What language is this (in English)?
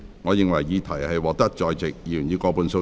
Cantonese